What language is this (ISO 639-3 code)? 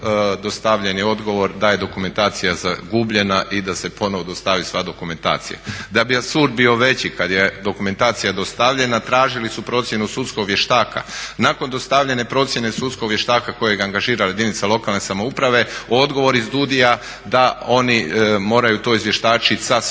hrv